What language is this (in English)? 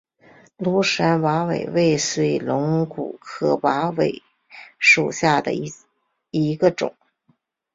Chinese